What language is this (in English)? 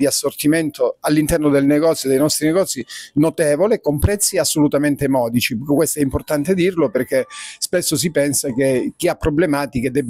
Italian